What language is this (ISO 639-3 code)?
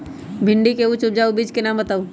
mag